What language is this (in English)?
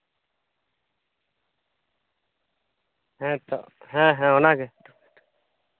Santali